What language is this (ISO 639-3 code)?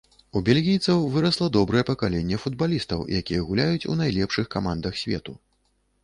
bel